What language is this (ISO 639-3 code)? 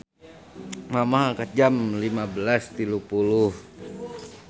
sun